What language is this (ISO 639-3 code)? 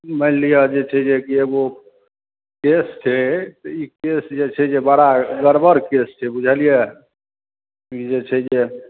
mai